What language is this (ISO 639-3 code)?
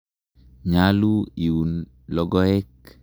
kln